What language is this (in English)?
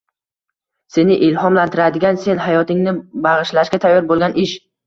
Uzbek